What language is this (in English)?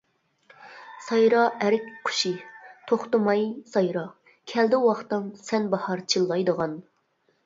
Uyghur